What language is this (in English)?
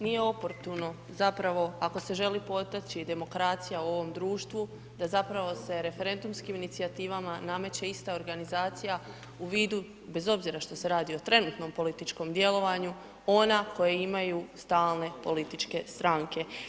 Croatian